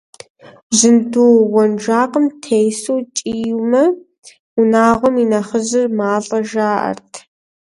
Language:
Kabardian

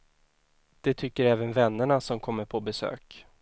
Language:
Swedish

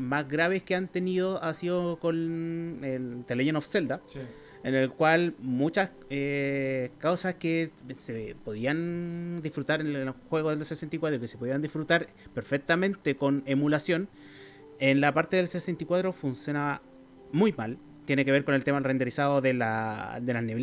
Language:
Spanish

